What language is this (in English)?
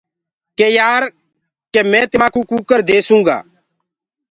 Gurgula